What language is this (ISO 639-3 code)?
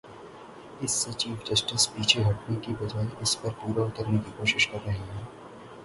urd